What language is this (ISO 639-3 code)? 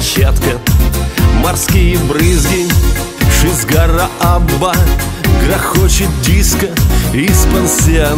rus